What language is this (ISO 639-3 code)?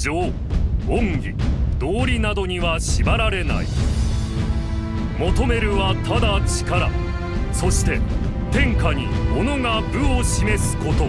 jpn